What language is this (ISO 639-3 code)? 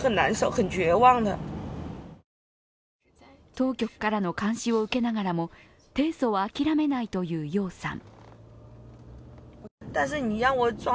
jpn